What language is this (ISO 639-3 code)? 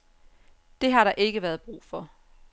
dan